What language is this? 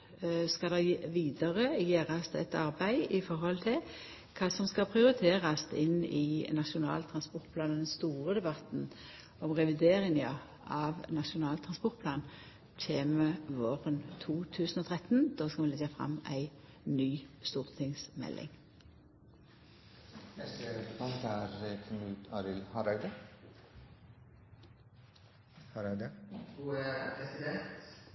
Norwegian Nynorsk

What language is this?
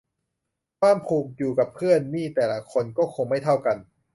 Thai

